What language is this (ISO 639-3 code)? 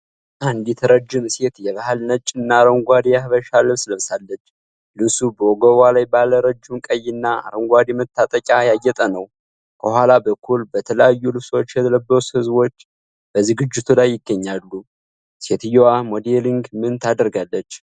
amh